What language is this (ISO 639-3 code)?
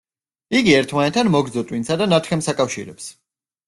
kat